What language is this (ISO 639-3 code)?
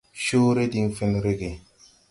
tui